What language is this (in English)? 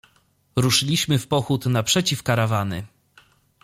Polish